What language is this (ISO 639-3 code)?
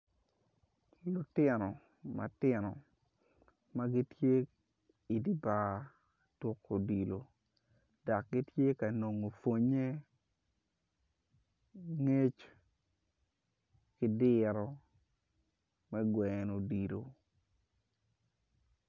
ach